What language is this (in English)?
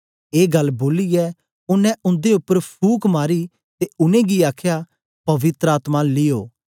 Dogri